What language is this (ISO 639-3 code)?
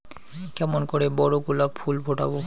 ben